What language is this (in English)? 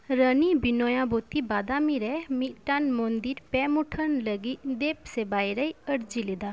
Santali